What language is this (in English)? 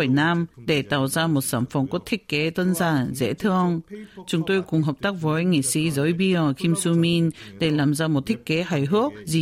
Vietnamese